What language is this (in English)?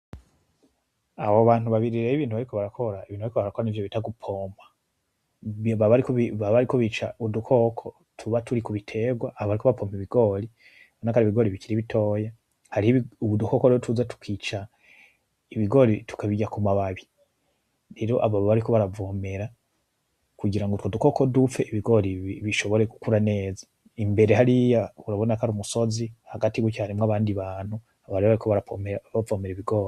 Rundi